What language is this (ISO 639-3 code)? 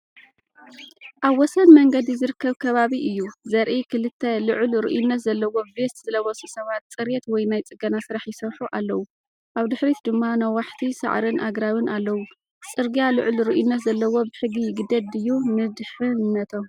tir